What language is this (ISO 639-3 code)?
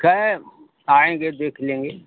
hin